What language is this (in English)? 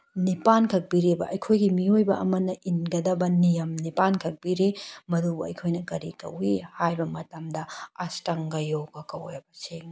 Manipuri